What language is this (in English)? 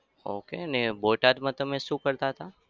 Gujarati